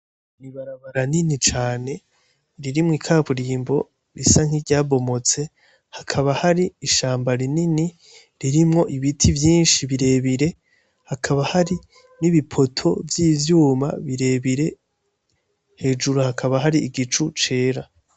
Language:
Rundi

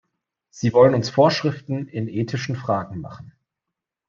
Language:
German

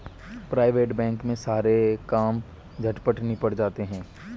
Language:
Hindi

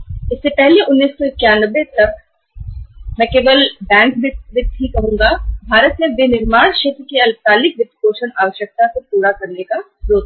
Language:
Hindi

